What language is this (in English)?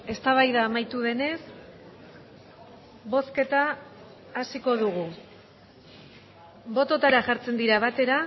Basque